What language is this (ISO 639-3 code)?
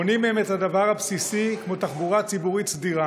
heb